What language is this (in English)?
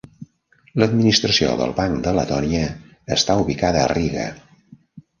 Catalan